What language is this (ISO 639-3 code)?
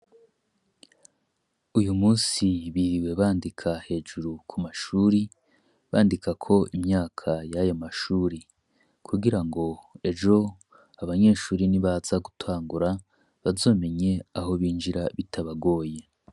run